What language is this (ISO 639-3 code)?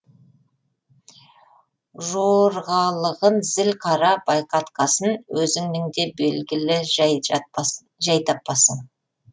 kaz